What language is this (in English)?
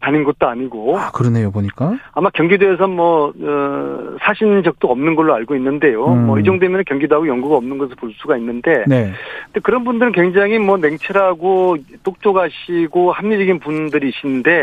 Korean